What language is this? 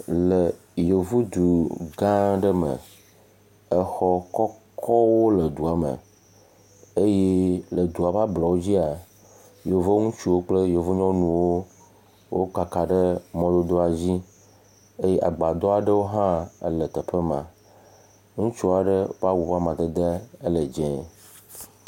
Ewe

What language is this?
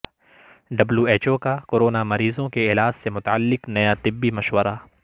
Urdu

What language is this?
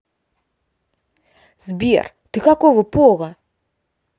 Russian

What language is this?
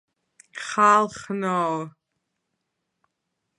Georgian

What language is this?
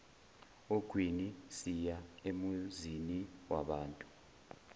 Zulu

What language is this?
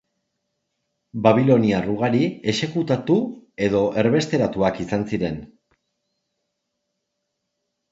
Basque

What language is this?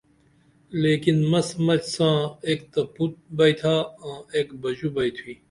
Dameli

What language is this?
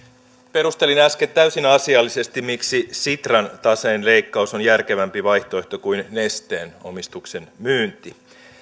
Finnish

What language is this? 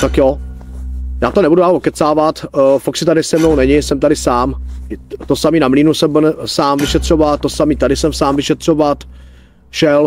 Czech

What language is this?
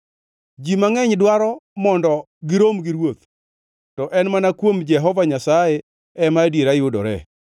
Luo (Kenya and Tanzania)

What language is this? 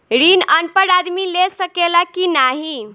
Bhojpuri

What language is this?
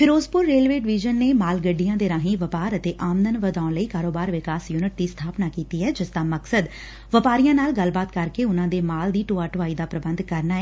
Punjabi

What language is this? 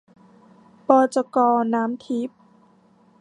Thai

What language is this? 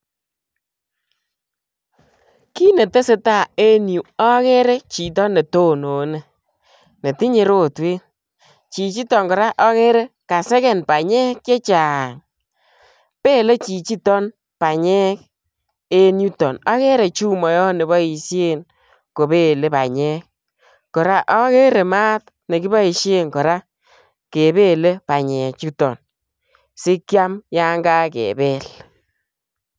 Kalenjin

